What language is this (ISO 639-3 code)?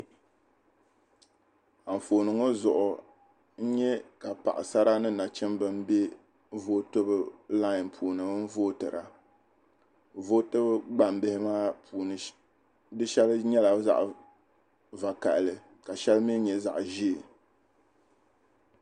dag